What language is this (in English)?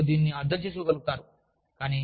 Telugu